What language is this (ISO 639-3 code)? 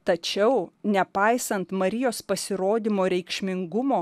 lit